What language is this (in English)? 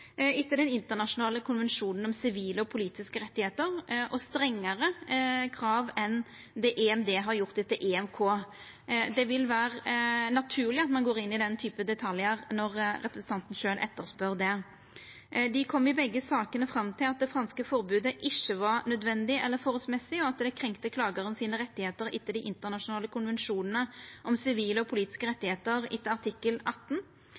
Norwegian Nynorsk